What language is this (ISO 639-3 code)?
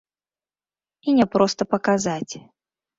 bel